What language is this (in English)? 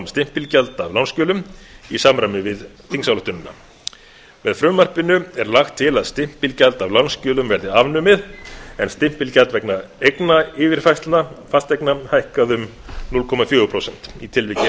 Icelandic